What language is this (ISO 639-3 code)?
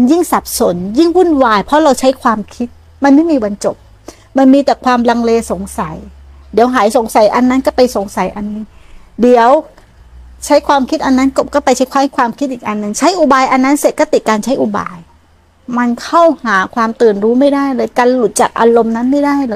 tha